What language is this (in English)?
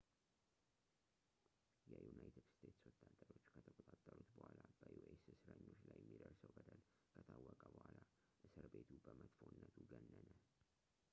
Amharic